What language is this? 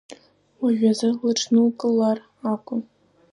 Abkhazian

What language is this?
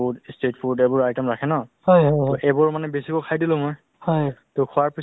Assamese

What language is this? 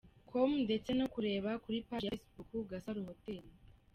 Kinyarwanda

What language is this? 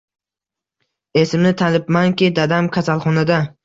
Uzbek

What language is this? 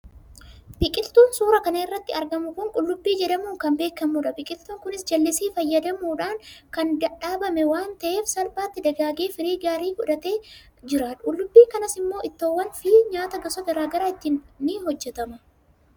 Oromo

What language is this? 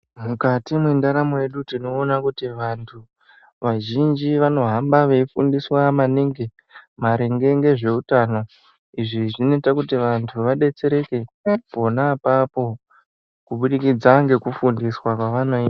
Ndau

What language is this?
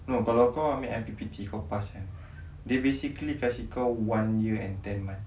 English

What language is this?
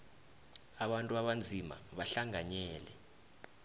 South Ndebele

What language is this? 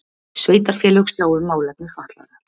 Icelandic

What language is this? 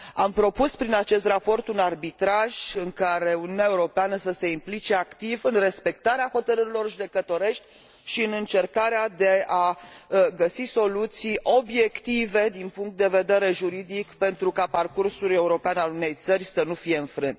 Romanian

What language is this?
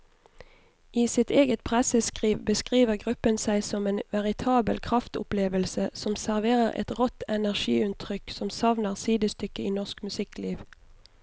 Norwegian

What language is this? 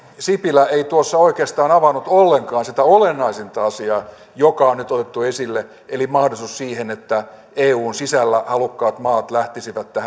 Finnish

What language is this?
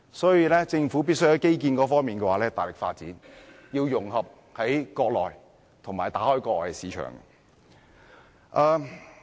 Cantonese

